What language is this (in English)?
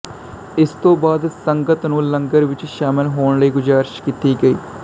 Punjabi